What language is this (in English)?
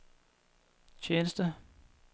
Danish